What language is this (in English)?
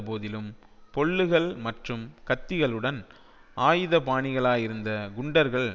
Tamil